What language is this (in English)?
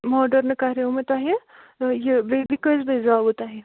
Kashmiri